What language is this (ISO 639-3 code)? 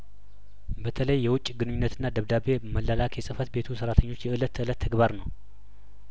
amh